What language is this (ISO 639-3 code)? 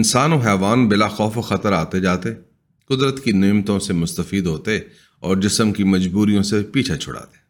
urd